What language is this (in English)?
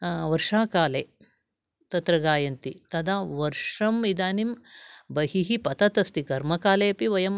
Sanskrit